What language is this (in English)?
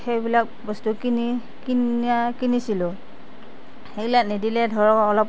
Assamese